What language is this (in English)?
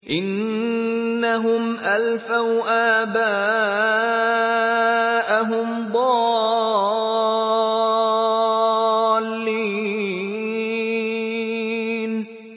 Arabic